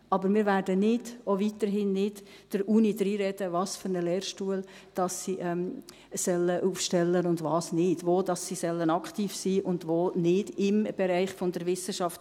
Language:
Swiss German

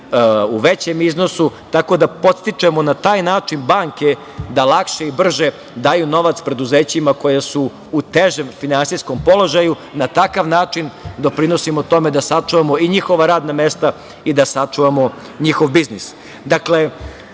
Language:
Serbian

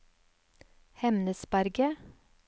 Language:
Norwegian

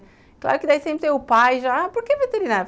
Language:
Portuguese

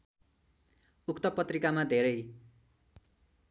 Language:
Nepali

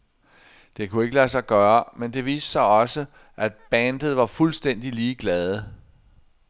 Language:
Danish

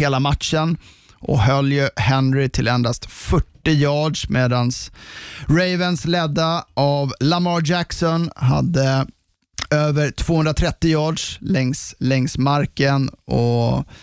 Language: Swedish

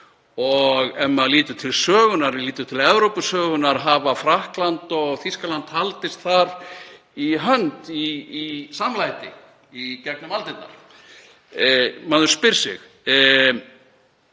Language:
Icelandic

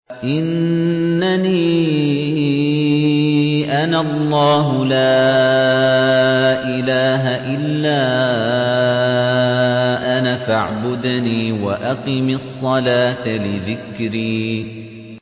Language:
Arabic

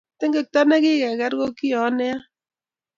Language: Kalenjin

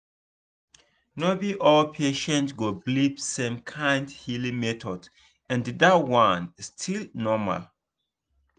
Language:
Nigerian Pidgin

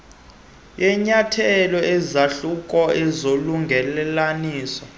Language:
Xhosa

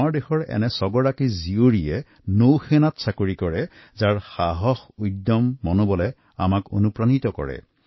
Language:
Assamese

